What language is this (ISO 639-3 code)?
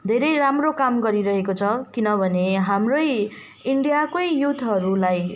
nep